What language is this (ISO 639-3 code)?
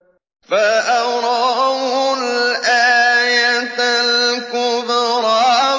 ara